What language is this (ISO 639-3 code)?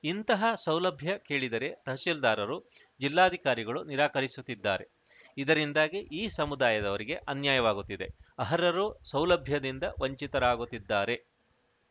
kan